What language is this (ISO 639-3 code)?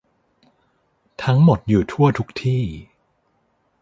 tha